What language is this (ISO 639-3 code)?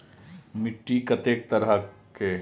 mai